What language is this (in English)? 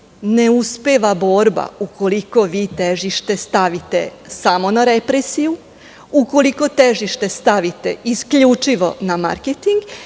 Serbian